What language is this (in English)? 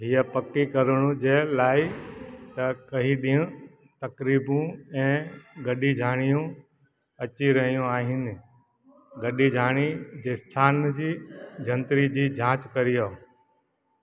Sindhi